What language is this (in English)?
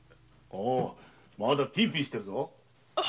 Japanese